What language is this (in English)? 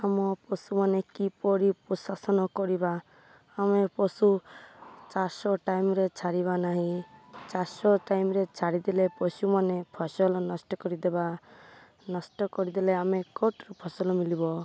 Odia